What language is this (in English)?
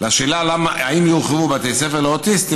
Hebrew